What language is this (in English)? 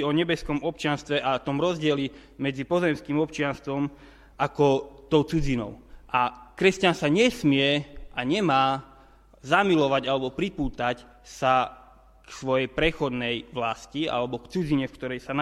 Slovak